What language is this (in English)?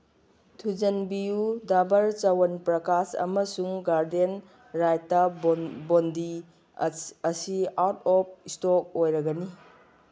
Manipuri